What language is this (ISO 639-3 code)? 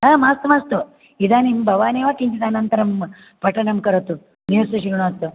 san